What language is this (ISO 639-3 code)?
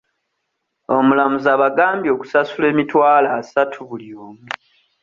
lug